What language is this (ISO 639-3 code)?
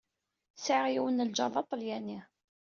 kab